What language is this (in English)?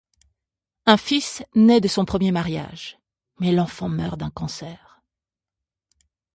French